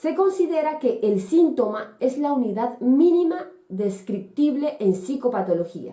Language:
Spanish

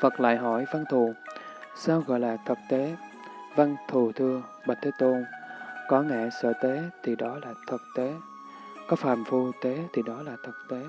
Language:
Vietnamese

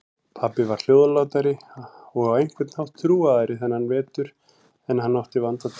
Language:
Icelandic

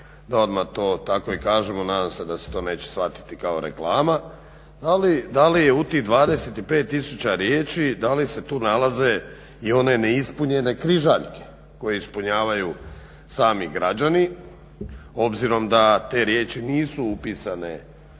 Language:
Croatian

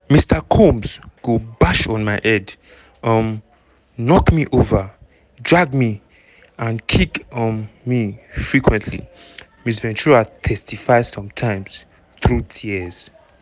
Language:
Nigerian Pidgin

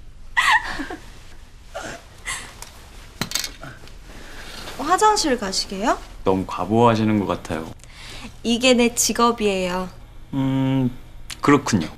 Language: Korean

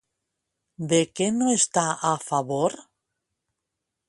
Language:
Catalan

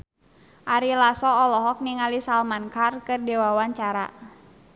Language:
Sundanese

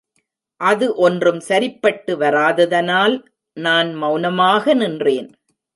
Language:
Tamil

